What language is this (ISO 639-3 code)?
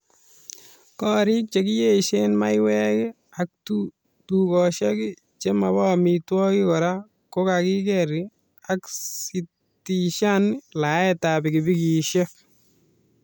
kln